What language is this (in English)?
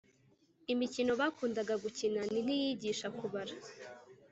Kinyarwanda